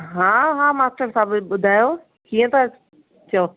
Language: Sindhi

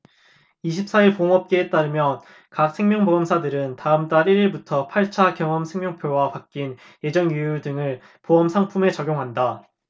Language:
Korean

